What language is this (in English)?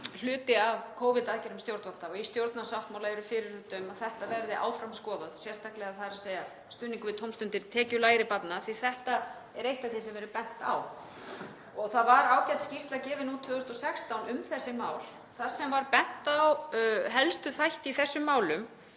Icelandic